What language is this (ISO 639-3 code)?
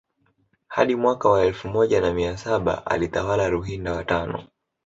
swa